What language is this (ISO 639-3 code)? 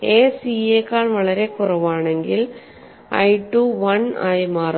mal